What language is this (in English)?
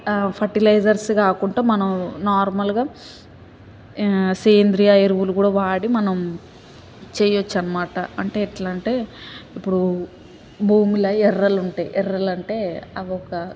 Telugu